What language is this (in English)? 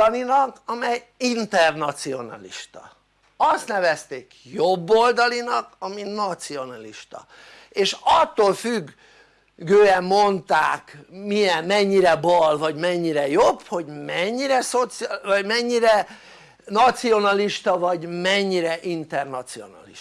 Hungarian